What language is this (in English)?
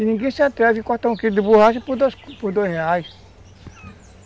Portuguese